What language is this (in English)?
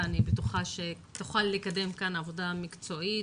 Hebrew